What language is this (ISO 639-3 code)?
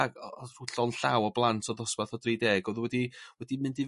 cym